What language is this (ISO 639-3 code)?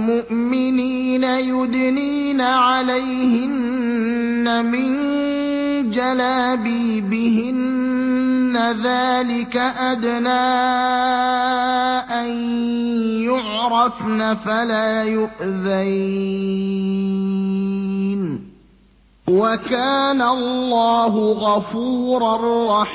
ara